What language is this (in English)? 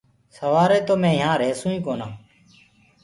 Gurgula